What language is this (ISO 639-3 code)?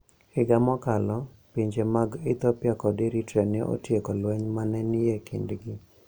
luo